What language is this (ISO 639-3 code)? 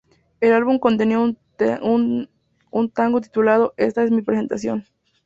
spa